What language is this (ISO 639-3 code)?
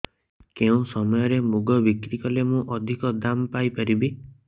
ori